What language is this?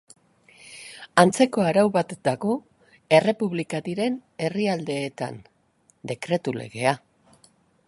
Basque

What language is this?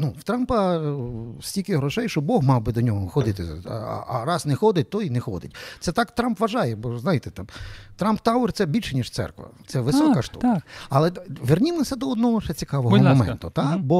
Ukrainian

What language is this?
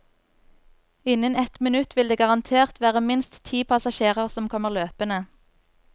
Norwegian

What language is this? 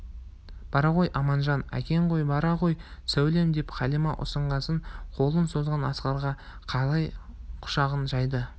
Kazakh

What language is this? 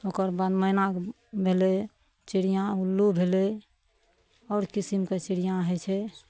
Maithili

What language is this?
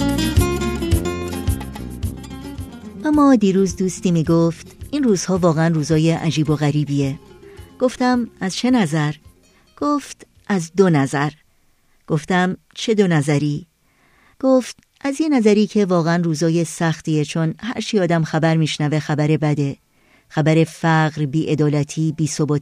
Persian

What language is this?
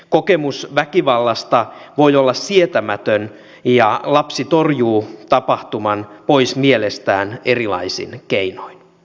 Finnish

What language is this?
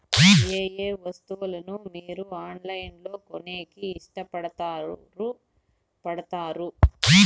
Telugu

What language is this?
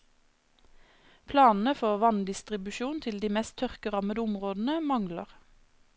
Norwegian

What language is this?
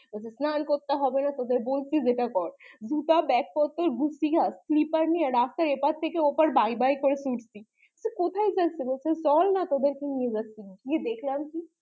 Bangla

